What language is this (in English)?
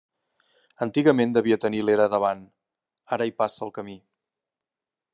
Catalan